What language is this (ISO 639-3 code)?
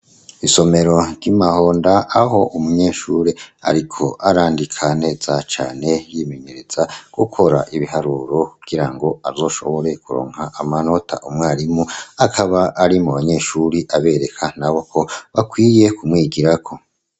run